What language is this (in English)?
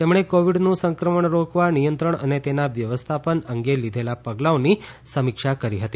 Gujarati